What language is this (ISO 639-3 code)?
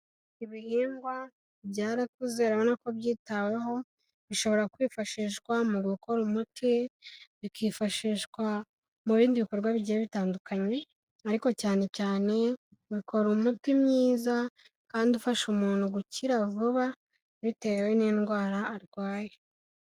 kin